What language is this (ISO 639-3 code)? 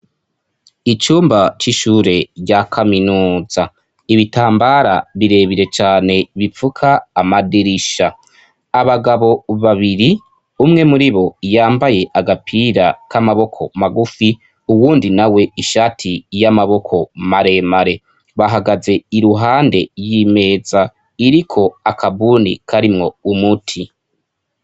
run